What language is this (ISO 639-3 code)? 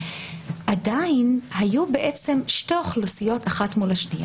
heb